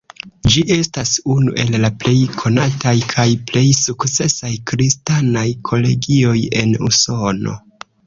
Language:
Esperanto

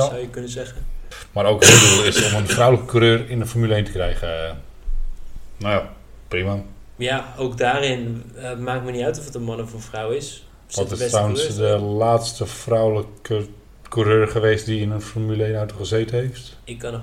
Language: Dutch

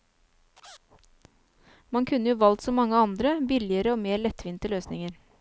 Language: Norwegian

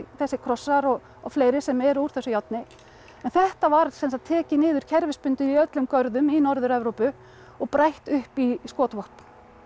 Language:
Icelandic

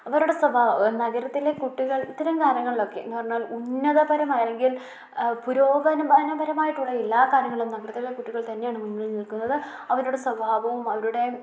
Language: Malayalam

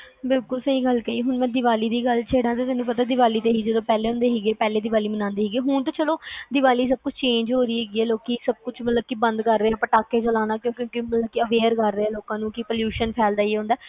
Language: Punjabi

